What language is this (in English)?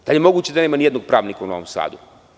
Serbian